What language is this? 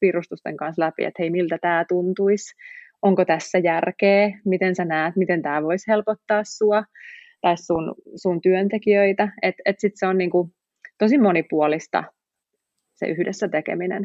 Finnish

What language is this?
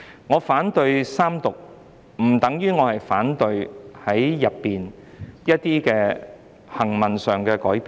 Cantonese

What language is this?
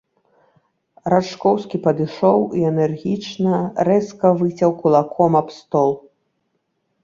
Belarusian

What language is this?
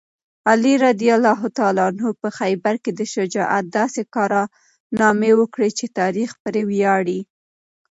Pashto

